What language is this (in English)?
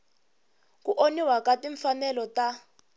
Tsonga